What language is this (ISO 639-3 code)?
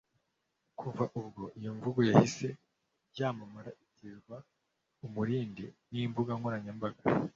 kin